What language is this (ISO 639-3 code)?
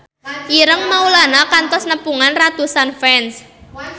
sun